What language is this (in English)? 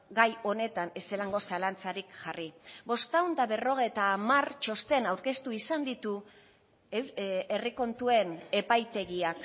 Basque